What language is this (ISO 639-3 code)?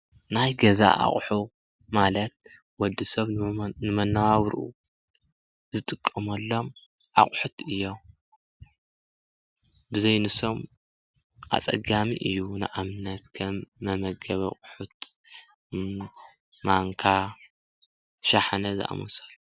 tir